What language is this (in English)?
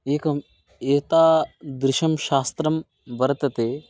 Sanskrit